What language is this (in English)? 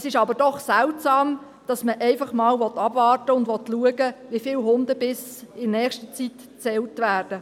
Swiss German